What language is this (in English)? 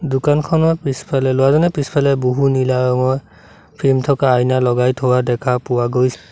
Assamese